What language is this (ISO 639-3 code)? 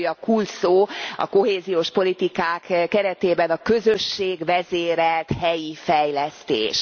hun